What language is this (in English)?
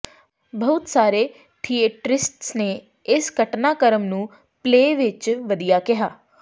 Punjabi